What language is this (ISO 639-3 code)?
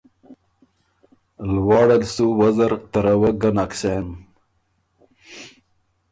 oru